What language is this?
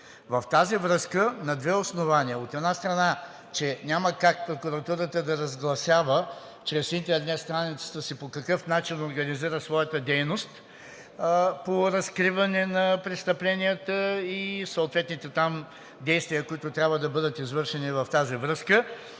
Bulgarian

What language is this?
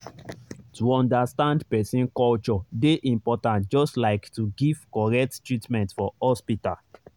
Nigerian Pidgin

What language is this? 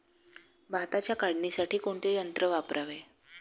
Marathi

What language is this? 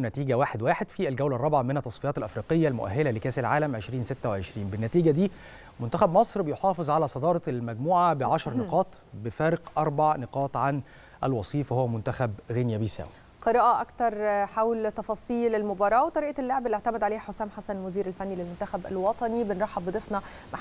Arabic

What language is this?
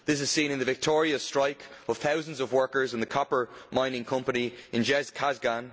English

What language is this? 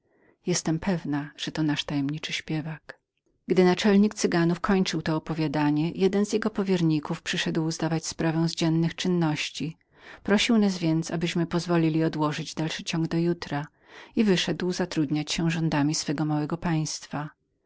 Polish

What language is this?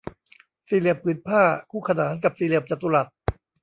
Thai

